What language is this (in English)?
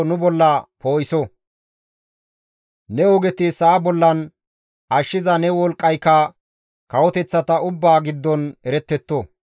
Gamo